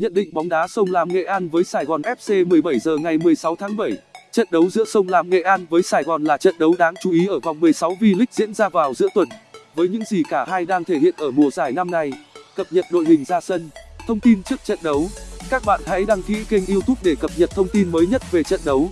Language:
Vietnamese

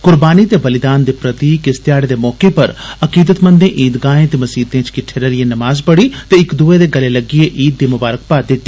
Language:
Dogri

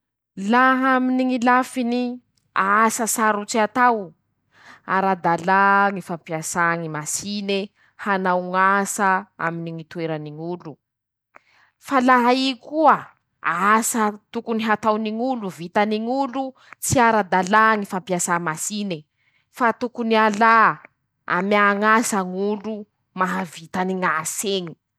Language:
Masikoro Malagasy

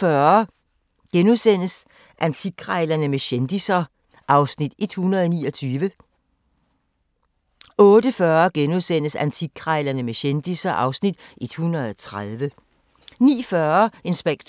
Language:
Danish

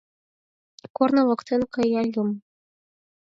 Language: Mari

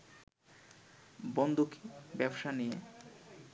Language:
Bangla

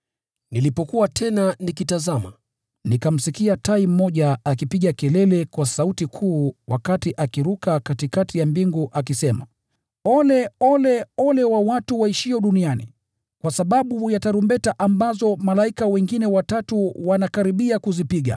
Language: Swahili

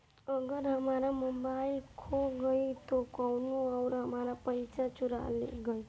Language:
Bhojpuri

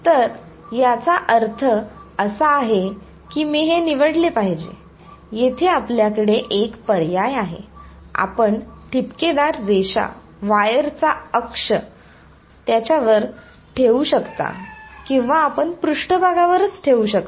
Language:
Marathi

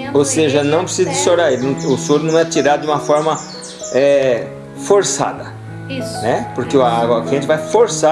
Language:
Portuguese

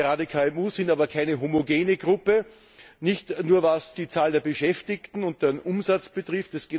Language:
German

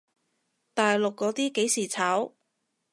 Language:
Cantonese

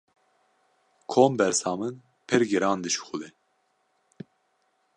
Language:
Kurdish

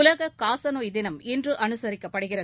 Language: Tamil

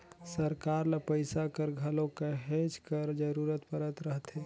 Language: Chhattisgarhi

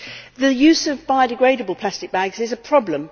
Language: English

